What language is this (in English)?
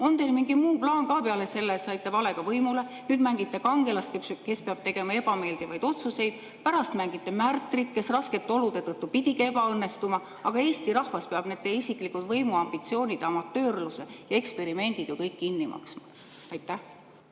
Estonian